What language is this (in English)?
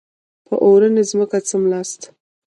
Pashto